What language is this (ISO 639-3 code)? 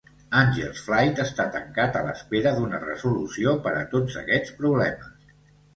cat